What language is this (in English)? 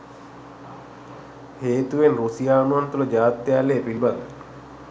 Sinhala